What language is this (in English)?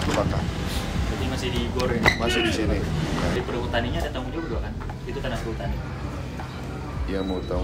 Indonesian